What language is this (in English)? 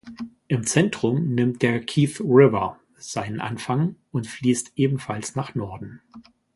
German